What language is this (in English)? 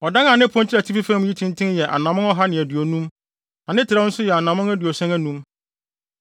Akan